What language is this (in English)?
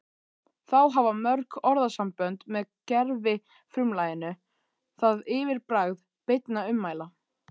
Icelandic